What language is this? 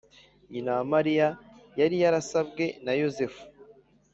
Kinyarwanda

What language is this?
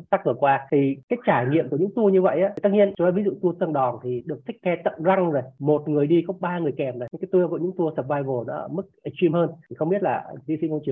Vietnamese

